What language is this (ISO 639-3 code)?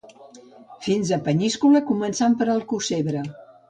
cat